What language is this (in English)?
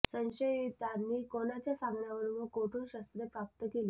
Marathi